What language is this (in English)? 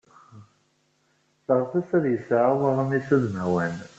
Kabyle